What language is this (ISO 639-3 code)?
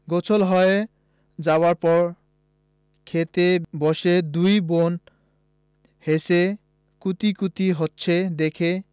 ben